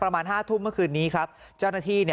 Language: Thai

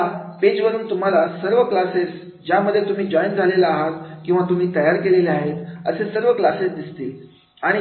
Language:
Marathi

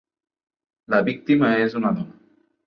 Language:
Catalan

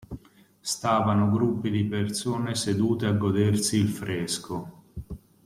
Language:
Italian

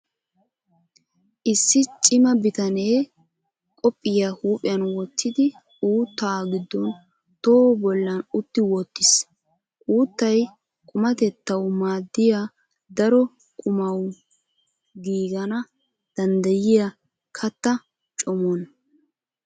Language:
Wolaytta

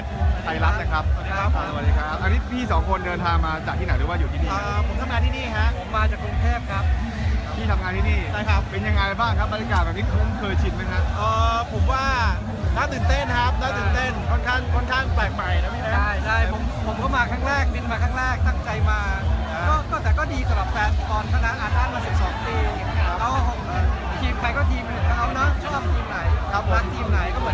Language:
Thai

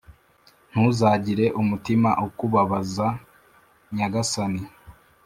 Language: Kinyarwanda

